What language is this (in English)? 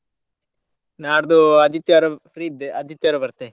Kannada